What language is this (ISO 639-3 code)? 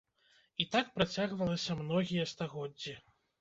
bel